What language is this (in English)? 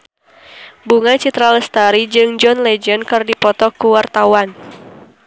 Sundanese